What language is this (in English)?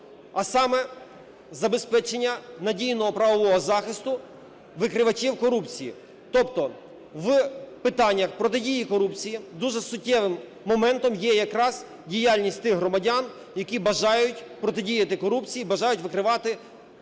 Ukrainian